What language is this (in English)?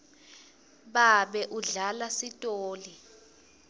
Swati